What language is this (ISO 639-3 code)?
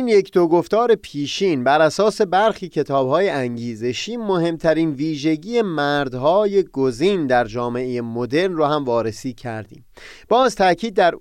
fas